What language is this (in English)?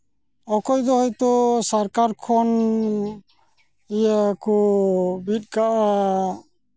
Santali